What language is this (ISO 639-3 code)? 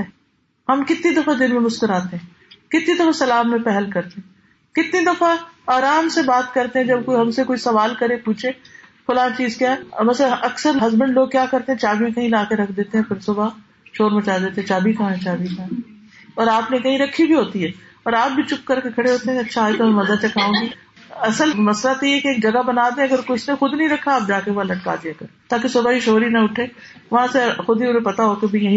urd